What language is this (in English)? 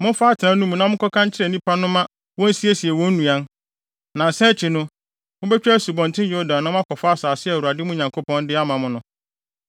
Akan